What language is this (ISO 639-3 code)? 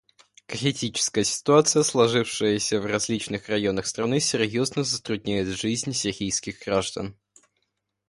rus